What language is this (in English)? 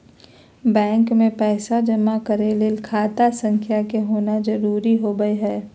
Magahi